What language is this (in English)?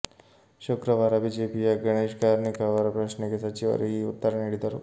Kannada